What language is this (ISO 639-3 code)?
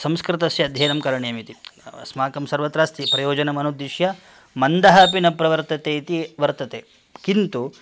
san